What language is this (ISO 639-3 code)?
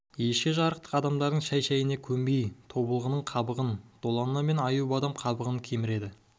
kaz